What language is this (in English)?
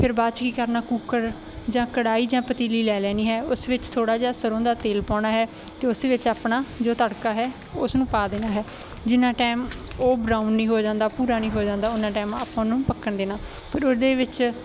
Punjabi